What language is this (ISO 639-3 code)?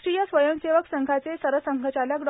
mar